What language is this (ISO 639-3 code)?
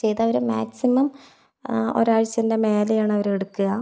mal